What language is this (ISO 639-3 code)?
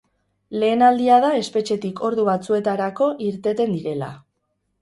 eus